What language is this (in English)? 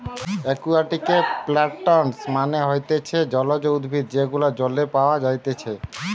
Bangla